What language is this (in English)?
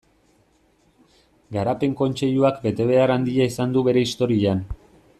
Basque